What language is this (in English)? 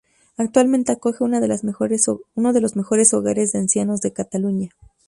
Spanish